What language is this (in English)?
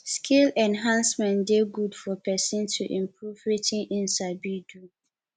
Nigerian Pidgin